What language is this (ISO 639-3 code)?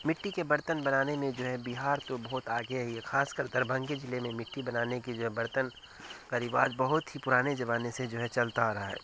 urd